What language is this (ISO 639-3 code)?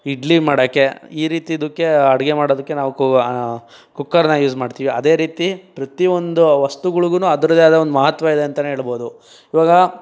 kan